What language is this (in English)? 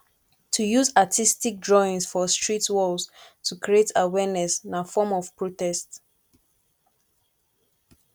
Nigerian Pidgin